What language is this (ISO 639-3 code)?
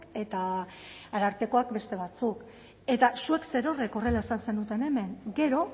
eus